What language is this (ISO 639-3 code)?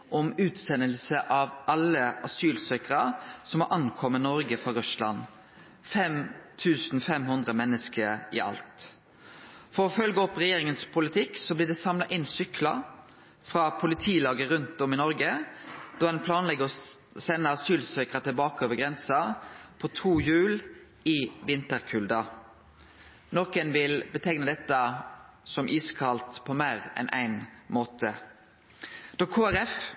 nno